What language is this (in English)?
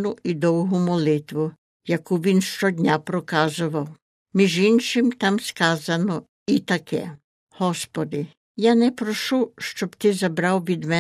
Ukrainian